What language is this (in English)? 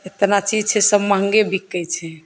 Maithili